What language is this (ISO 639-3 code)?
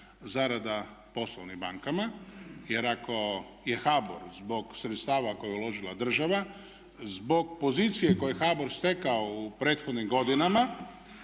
hrv